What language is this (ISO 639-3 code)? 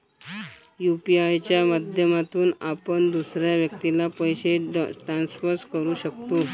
mar